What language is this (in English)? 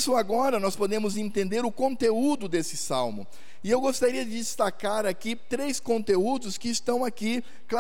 Portuguese